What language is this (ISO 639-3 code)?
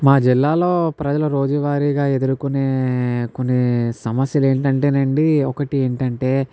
tel